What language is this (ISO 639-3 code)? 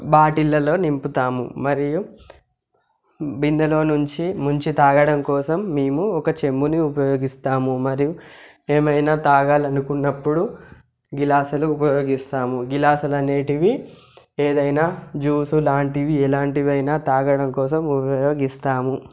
tel